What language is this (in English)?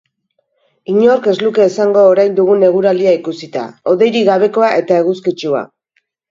Basque